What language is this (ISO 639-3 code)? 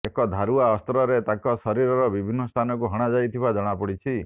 ori